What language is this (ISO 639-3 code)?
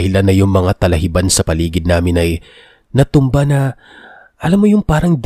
fil